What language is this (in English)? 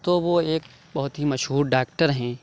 Urdu